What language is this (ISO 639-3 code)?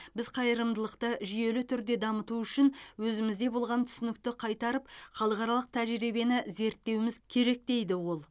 kaz